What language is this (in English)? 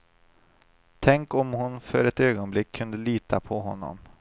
Swedish